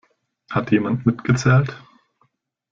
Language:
German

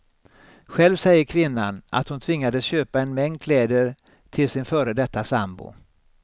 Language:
Swedish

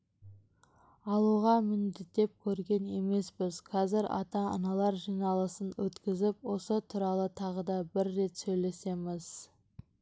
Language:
Kazakh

